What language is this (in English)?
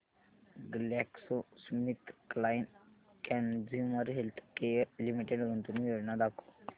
Marathi